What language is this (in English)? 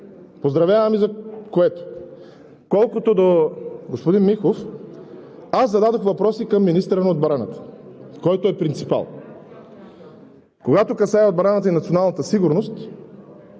Bulgarian